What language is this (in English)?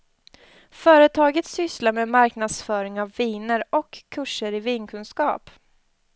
Swedish